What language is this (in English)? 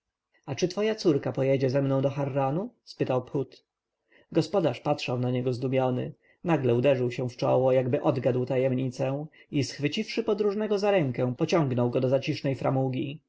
Polish